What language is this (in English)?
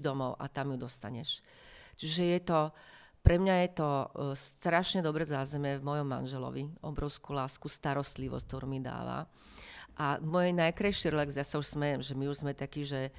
Slovak